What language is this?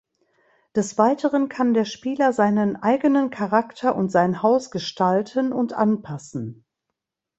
German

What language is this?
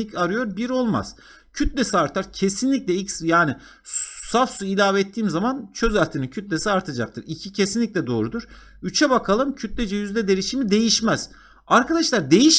Turkish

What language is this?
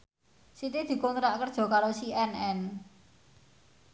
Javanese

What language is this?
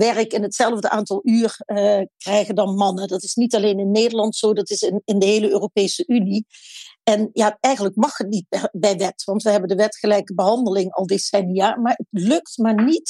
Dutch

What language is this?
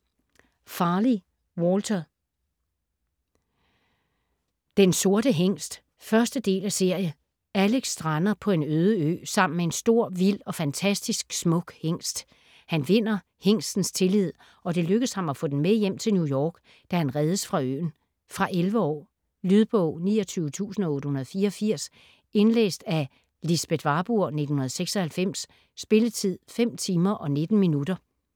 Danish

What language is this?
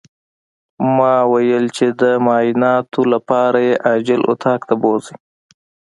Pashto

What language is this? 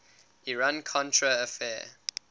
English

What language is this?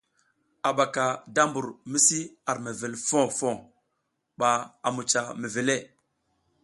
South Giziga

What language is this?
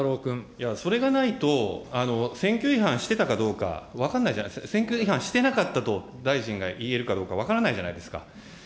Japanese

